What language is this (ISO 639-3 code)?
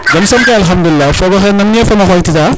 srr